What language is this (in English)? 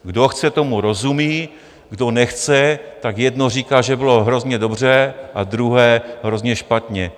Czech